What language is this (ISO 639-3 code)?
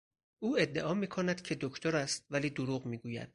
fas